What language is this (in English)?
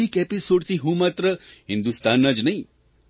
Gujarati